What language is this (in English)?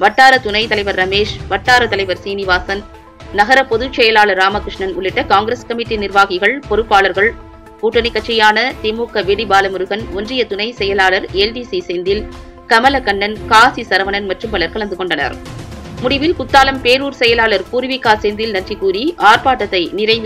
Arabic